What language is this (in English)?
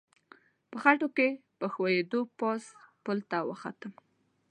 Pashto